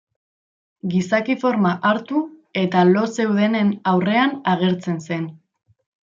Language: Basque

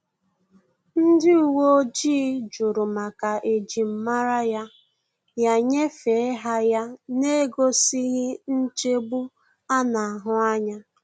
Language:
Igbo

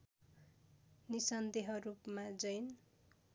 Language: Nepali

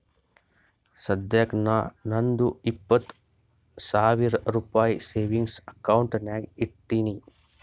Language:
Kannada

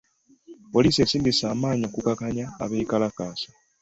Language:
Ganda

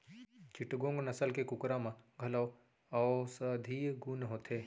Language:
Chhattisgarhi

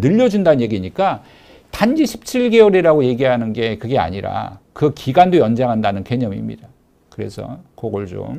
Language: Korean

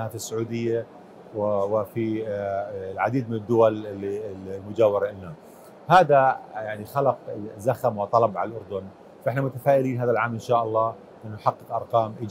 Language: Arabic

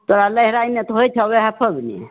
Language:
Maithili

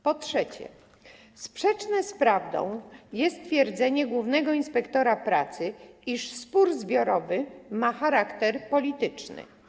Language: Polish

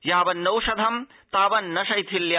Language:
Sanskrit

